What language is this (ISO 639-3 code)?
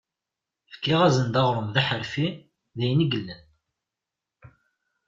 kab